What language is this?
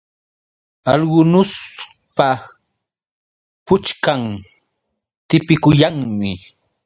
Yauyos Quechua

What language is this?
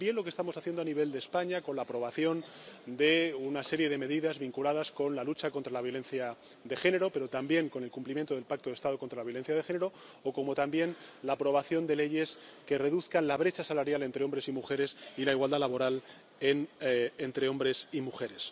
Spanish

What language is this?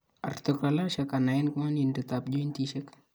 Kalenjin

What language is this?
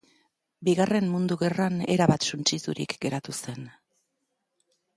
Basque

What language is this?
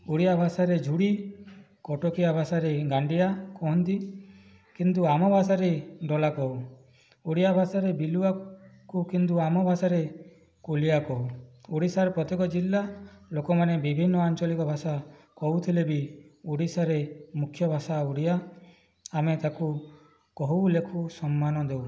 Odia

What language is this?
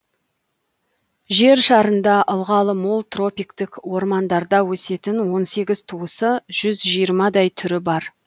Kazakh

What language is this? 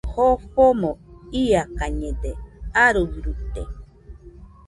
Nüpode Huitoto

